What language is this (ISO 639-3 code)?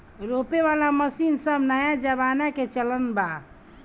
bho